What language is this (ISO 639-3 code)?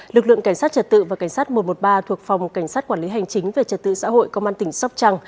vie